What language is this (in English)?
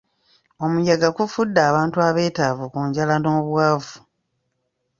Ganda